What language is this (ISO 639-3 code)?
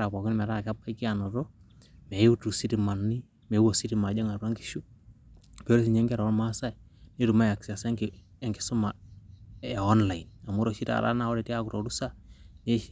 mas